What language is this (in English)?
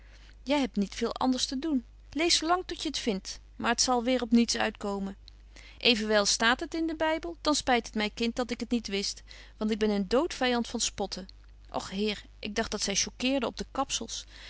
Dutch